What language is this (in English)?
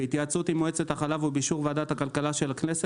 Hebrew